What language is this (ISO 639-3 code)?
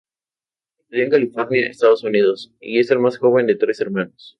spa